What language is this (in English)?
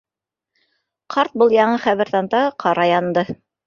Bashkir